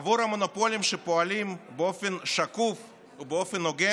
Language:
Hebrew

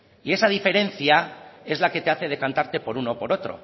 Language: Spanish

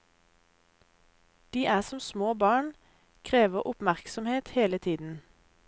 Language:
Norwegian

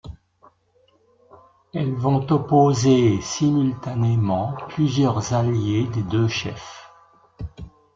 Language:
French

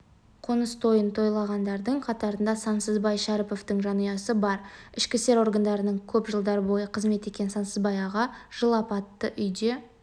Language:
Kazakh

